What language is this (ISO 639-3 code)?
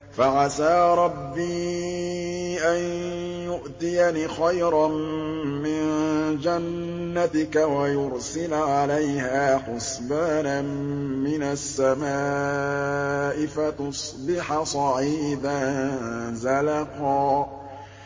ara